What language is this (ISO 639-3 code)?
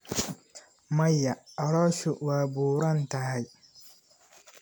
som